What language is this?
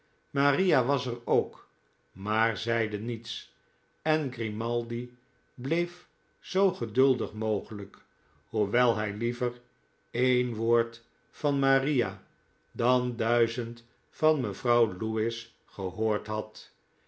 Dutch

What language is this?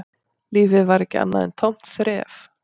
Icelandic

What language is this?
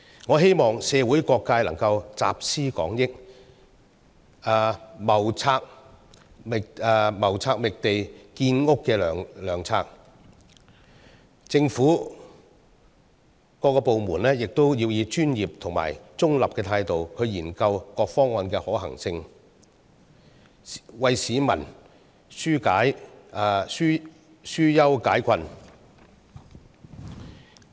Cantonese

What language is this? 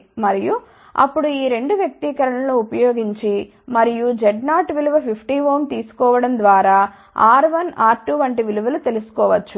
Telugu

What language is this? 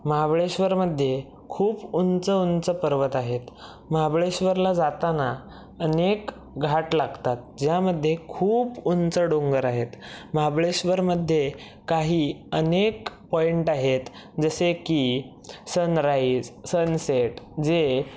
Marathi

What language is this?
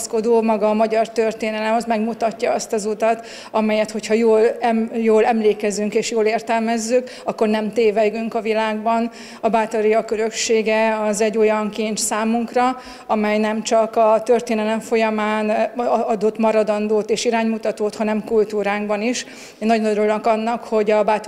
Hungarian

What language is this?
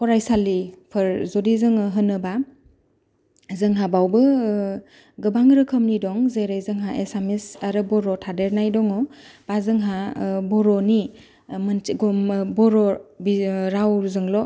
Bodo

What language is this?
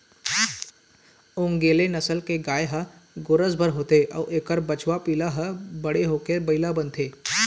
Chhattisgarhi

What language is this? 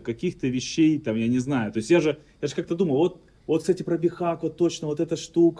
Russian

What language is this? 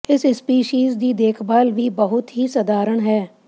Punjabi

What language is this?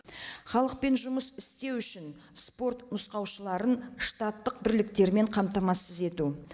Kazakh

